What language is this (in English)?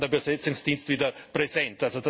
German